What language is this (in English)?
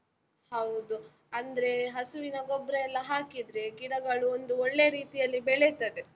Kannada